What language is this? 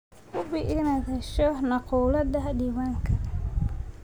Somali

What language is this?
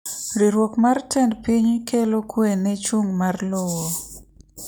Luo (Kenya and Tanzania)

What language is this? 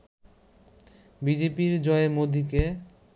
Bangla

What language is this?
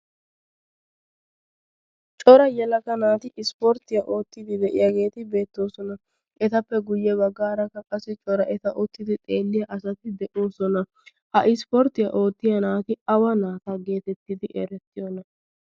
Wolaytta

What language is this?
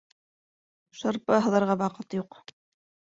Bashkir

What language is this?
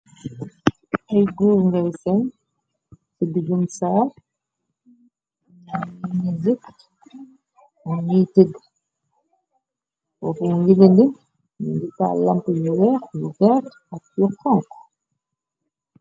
Wolof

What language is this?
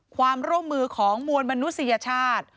Thai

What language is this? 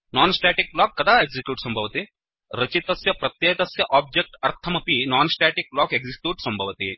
Sanskrit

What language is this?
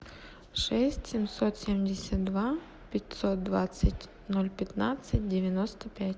Russian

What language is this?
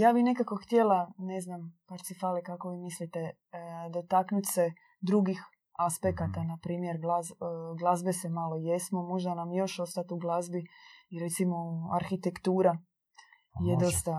Croatian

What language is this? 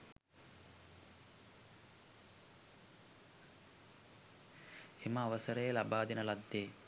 Sinhala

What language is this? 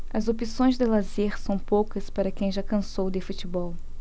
Portuguese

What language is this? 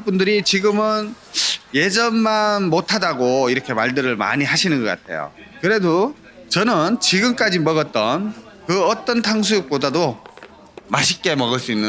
Korean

